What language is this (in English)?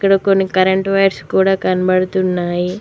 Telugu